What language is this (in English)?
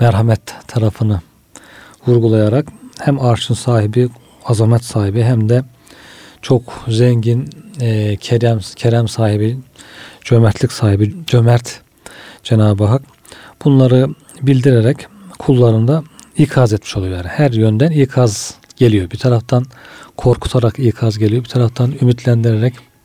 Turkish